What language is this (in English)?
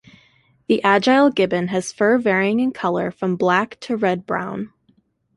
English